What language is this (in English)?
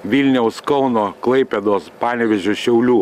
Lithuanian